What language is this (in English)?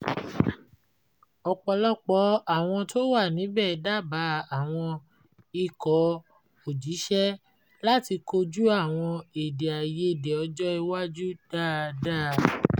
Yoruba